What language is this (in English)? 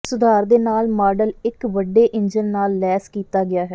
Punjabi